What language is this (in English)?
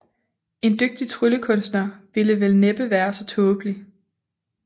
Danish